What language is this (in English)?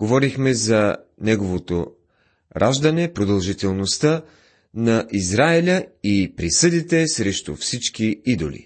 Bulgarian